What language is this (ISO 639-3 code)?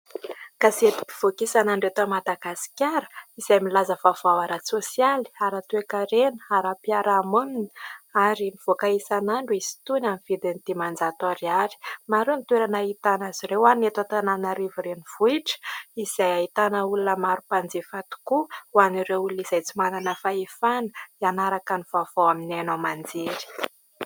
mlg